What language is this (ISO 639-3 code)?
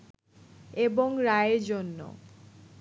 ben